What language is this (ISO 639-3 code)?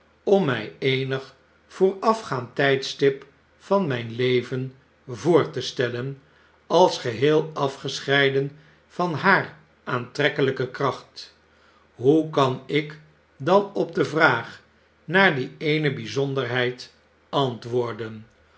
nld